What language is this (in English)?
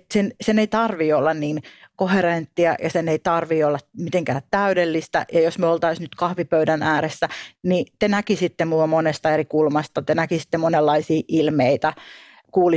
Finnish